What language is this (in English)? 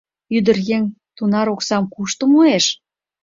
Mari